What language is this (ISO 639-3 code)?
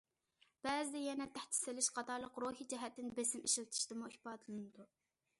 uig